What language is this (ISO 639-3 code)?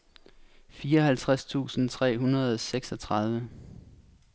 dan